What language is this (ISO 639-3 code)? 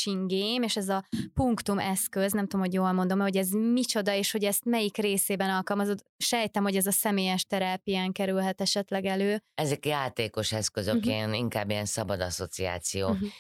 hun